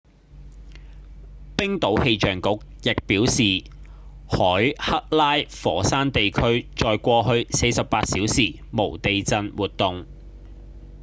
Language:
Cantonese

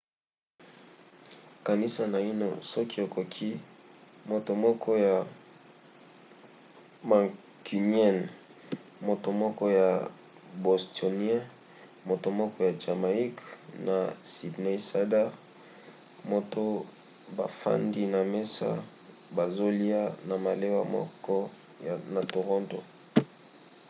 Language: Lingala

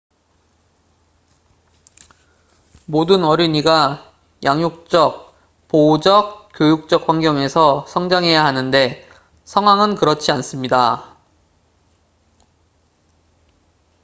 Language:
Korean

